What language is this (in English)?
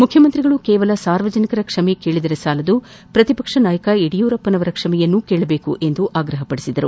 Kannada